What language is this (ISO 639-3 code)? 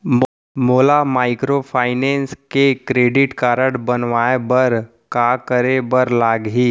hne